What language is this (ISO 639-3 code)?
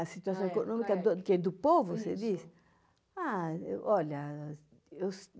por